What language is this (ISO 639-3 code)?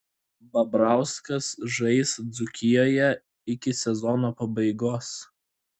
lit